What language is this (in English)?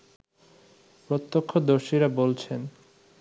Bangla